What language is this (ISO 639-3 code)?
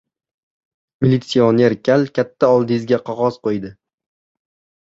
uzb